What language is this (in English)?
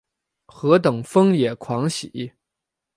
Chinese